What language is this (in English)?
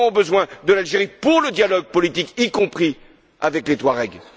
French